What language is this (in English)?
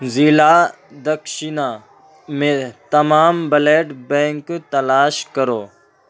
Urdu